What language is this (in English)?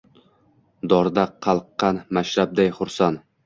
Uzbek